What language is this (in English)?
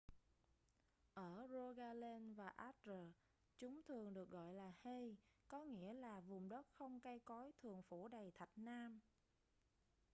Vietnamese